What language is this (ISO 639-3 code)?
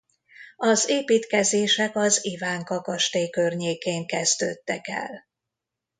hun